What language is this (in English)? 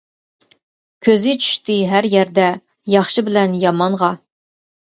Uyghur